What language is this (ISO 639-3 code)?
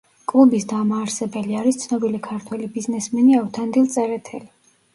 kat